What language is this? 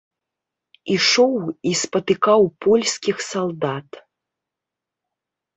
Belarusian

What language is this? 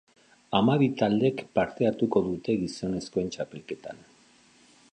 Basque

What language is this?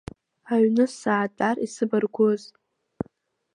Abkhazian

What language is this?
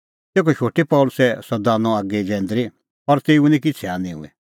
Kullu Pahari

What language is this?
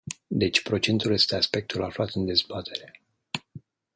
Romanian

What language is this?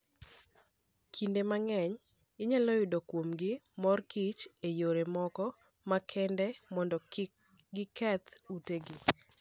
Luo (Kenya and Tanzania)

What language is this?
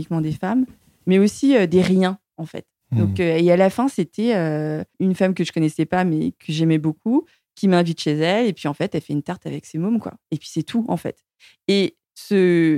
French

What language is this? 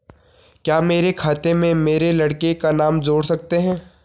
Hindi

